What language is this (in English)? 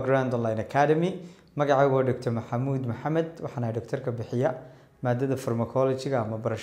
Arabic